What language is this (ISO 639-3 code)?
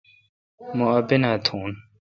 xka